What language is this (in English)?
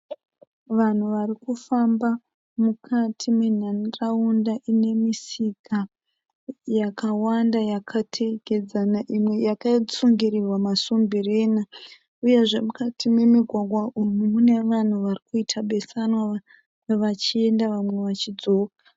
Shona